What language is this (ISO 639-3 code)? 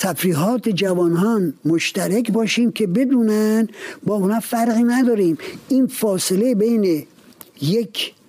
fas